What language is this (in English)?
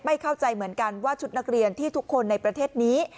Thai